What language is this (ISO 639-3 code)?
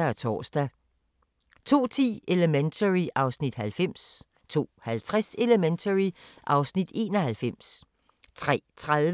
dan